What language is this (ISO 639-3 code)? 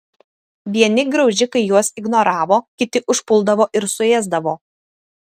lit